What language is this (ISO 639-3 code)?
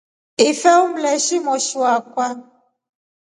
rof